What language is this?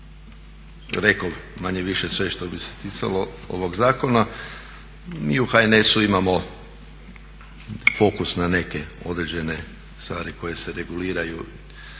Croatian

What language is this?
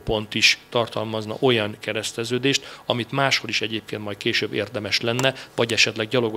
Hungarian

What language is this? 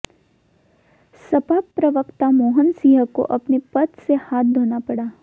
Hindi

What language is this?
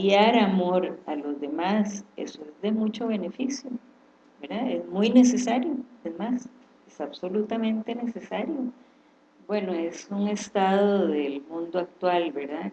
Spanish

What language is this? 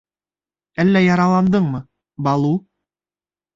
Bashkir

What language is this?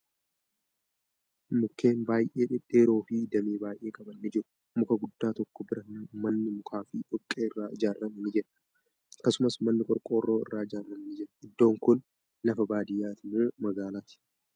Oromo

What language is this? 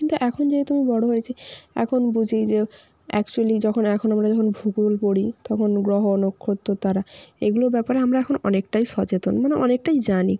Bangla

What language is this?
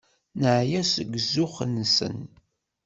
Kabyle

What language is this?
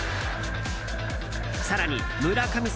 Japanese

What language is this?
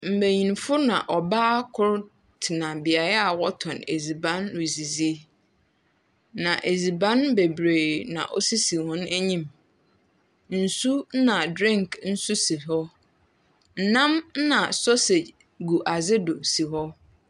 Akan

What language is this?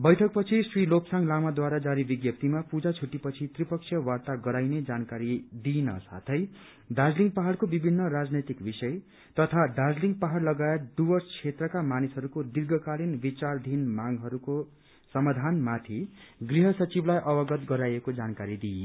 Nepali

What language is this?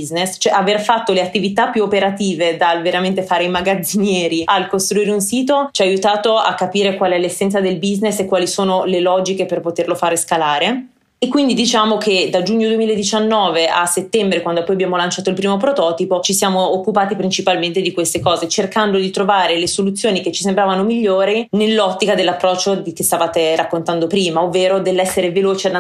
Italian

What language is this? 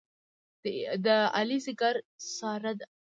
Pashto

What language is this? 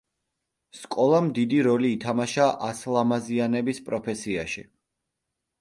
Georgian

